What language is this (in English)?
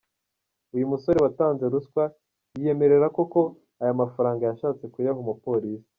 Kinyarwanda